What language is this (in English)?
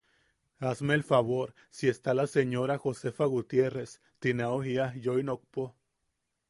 Yaqui